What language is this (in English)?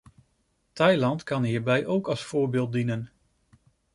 Dutch